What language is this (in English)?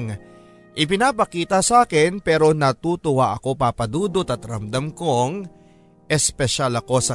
Filipino